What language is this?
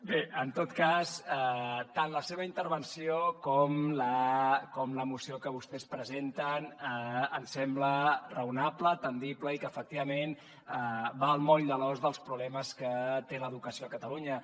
Catalan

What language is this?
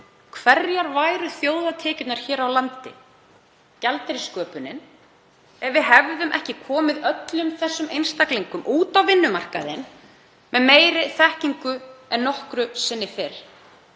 Icelandic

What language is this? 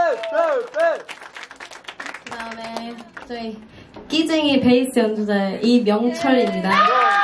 Korean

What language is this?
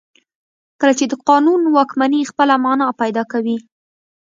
Pashto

